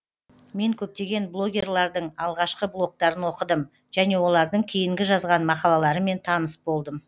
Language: Kazakh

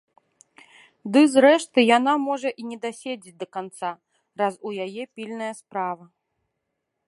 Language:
Belarusian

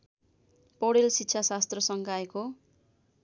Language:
Nepali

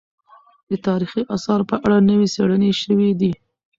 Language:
Pashto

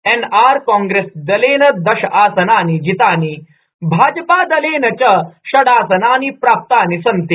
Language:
Sanskrit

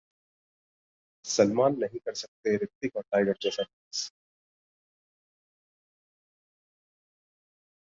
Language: Hindi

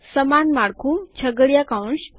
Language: Gujarati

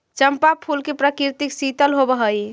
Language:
Magahi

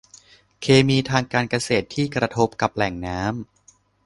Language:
Thai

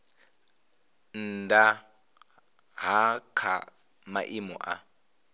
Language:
Venda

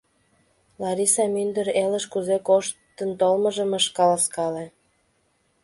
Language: Mari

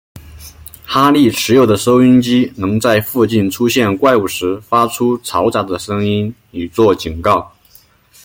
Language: Chinese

